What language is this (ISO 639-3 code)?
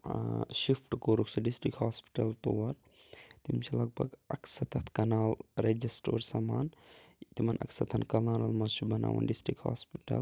kas